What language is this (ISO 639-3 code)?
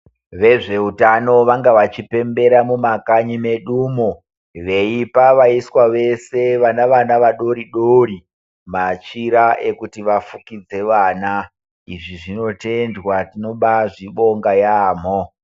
ndc